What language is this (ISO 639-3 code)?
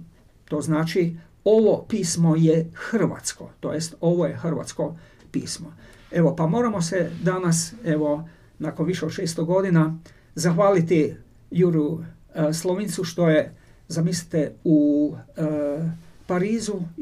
hrv